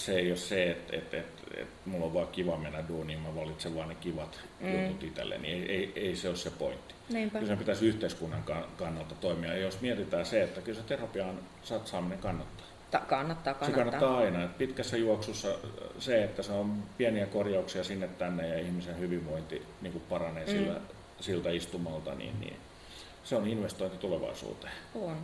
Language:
Finnish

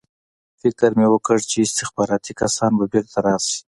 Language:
Pashto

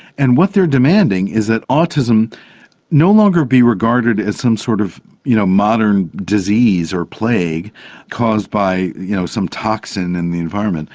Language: English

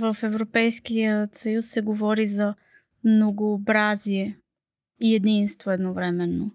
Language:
Bulgarian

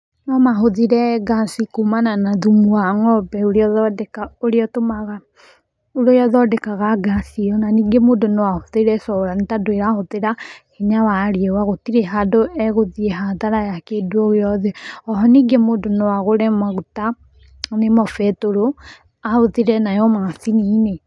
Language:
Kikuyu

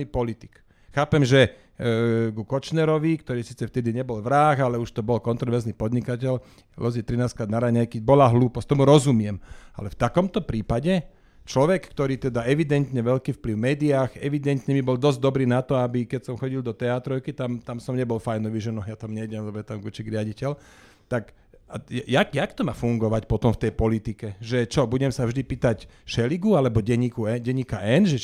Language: Slovak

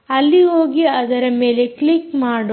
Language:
Kannada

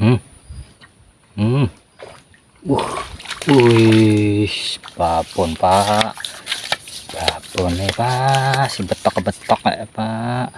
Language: Indonesian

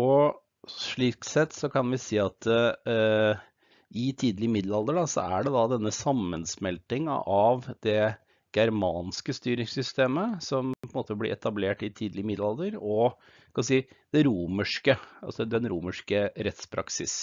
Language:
Norwegian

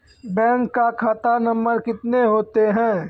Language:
Maithili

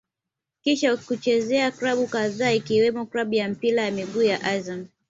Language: Swahili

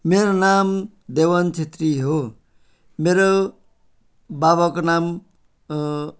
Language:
Nepali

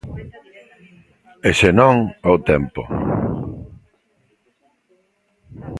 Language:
Galician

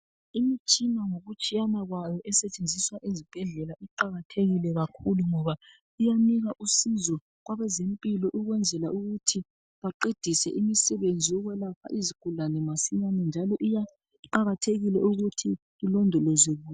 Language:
North Ndebele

